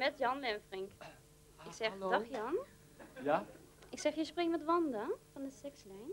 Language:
Dutch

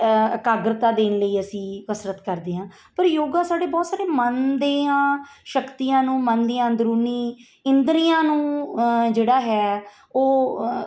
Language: Punjabi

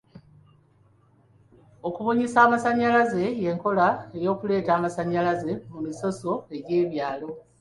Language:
Ganda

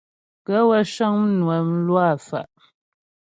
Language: Ghomala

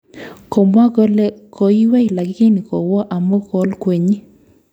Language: Kalenjin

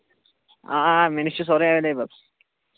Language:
Kashmiri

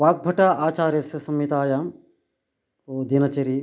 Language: Sanskrit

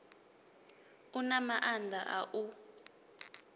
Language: Venda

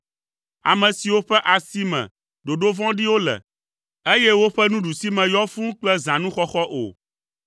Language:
Ewe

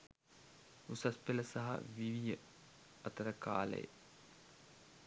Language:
Sinhala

